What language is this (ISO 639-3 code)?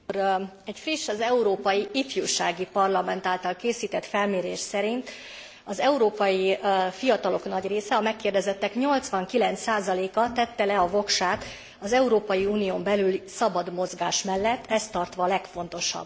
hun